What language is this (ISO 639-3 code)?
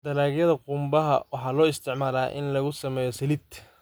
som